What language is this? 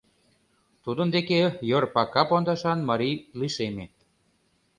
Mari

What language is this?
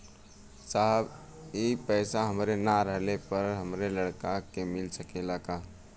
Bhojpuri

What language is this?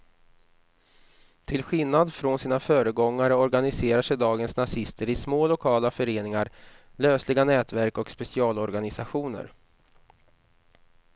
Swedish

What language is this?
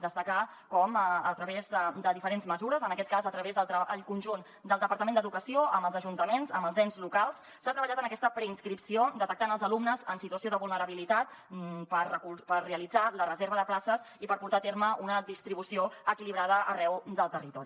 Catalan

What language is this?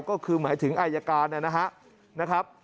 Thai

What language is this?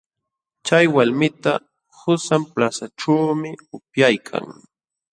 Jauja Wanca Quechua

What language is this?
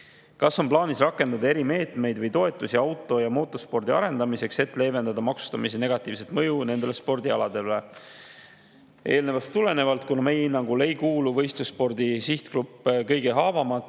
Estonian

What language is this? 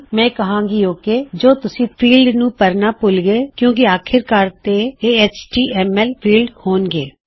Punjabi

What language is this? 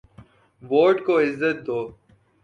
Urdu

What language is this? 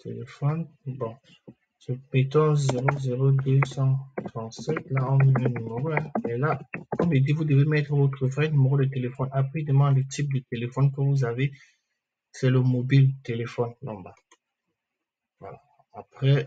French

